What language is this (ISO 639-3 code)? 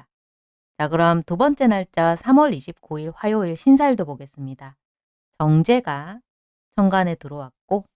kor